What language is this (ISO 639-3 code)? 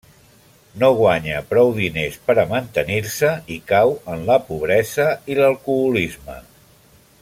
cat